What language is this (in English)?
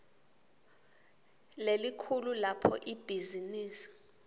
Swati